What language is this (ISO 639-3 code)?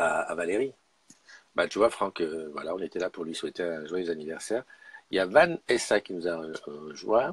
fra